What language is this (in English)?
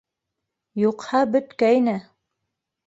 Bashkir